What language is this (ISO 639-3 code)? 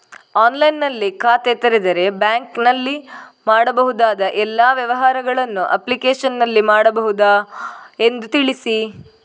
kan